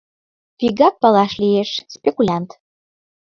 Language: Mari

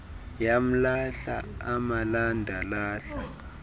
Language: Xhosa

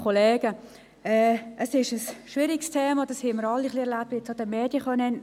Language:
Swiss German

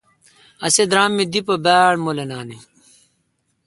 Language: Kalkoti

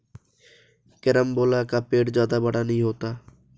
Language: Hindi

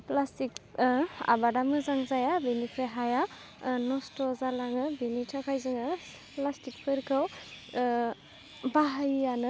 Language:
Bodo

